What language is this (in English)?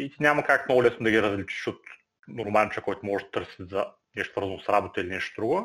Bulgarian